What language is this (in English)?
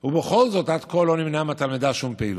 Hebrew